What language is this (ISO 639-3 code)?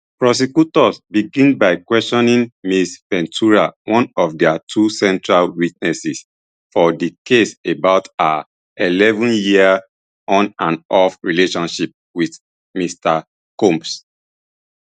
pcm